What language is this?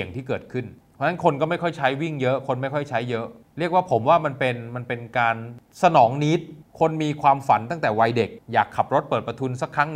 Thai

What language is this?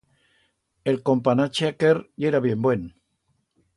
Aragonese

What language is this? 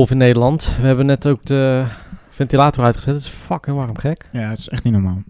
Dutch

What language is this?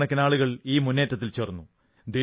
Malayalam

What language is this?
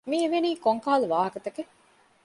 Divehi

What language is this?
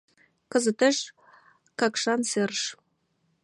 Mari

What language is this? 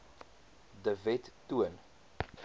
Afrikaans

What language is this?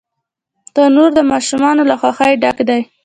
Pashto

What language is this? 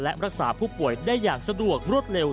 Thai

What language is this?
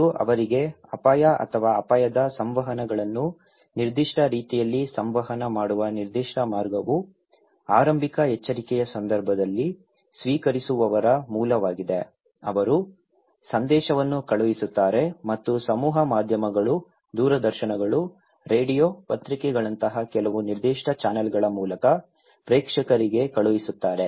Kannada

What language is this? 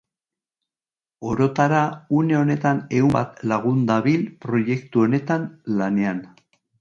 Basque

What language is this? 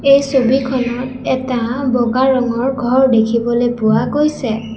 Assamese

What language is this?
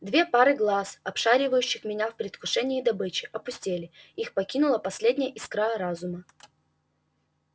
Russian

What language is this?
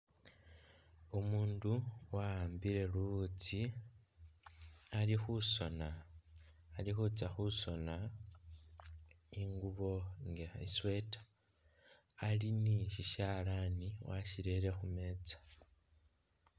Masaaba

